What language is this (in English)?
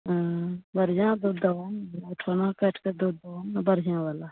Maithili